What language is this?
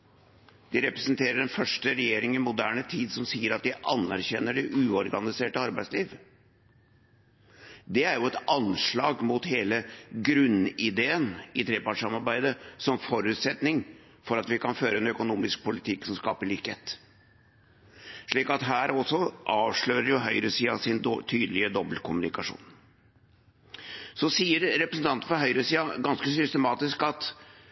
Norwegian Bokmål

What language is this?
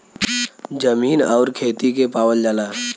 Bhojpuri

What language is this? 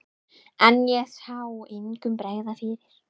Icelandic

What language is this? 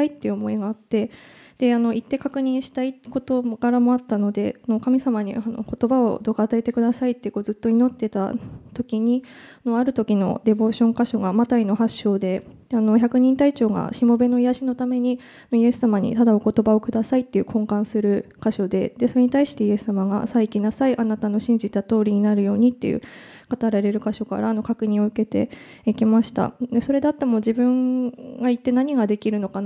Japanese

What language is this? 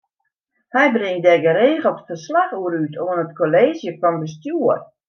Western Frisian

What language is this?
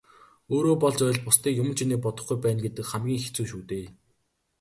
Mongolian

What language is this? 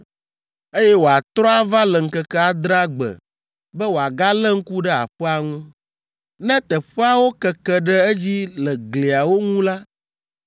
Ewe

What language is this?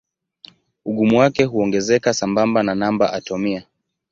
Swahili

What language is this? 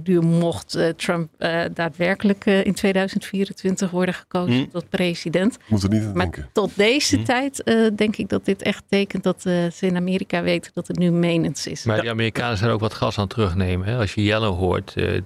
Dutch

